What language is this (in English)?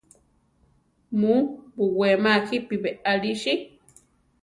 Central Tarahumara